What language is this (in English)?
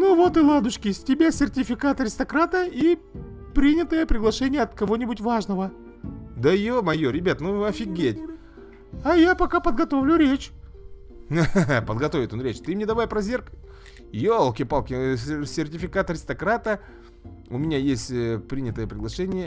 Russian